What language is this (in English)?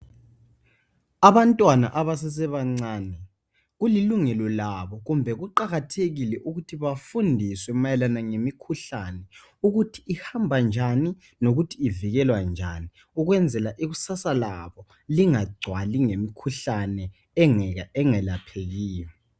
North Ndebele